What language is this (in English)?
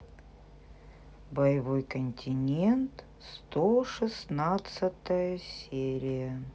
Russian